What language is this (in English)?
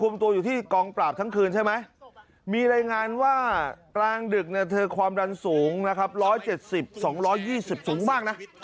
Thai